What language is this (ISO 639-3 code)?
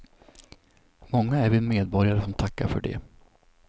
swe